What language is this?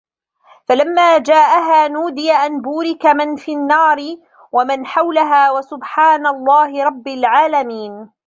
Arabic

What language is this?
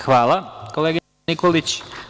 Serbian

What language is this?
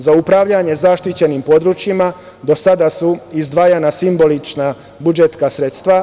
Serbian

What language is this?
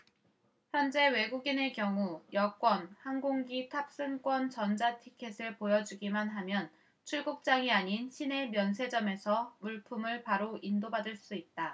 Korean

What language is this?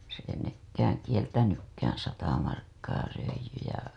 Finnish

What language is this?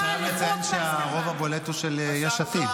Hebrew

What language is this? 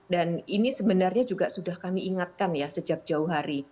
Indonesian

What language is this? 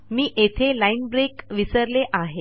Marathi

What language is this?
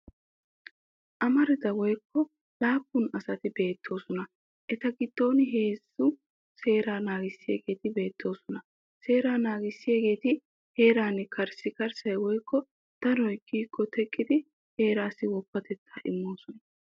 Wolaytta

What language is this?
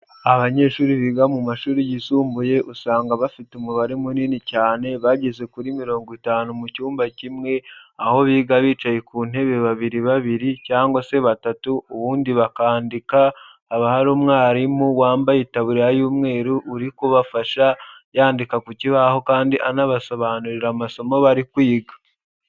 Kinyarwanda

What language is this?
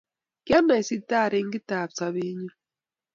Kalenjin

